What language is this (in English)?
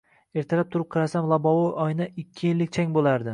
Uzbek